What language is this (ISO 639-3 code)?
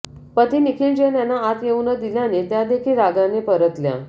mar